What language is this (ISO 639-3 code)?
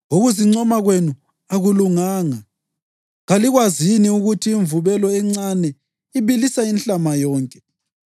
nde